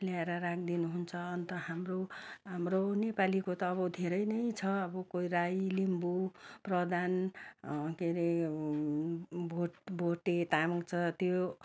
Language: Nepali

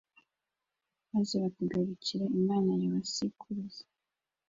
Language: Kinyarwanda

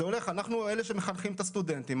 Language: Hebrew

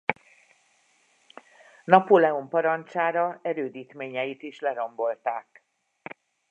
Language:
Hungarian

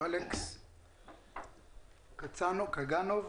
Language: Hebrew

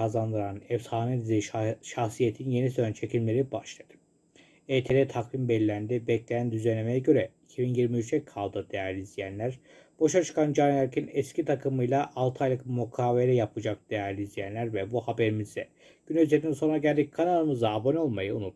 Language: Turkish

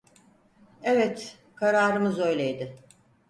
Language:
Turkish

